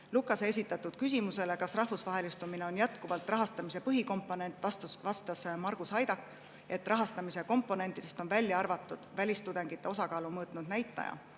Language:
Estonian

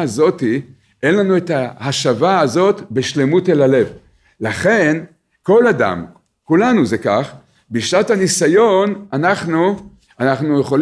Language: Hebrew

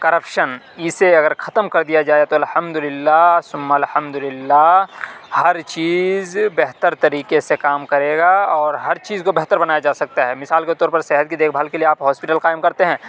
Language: Urdu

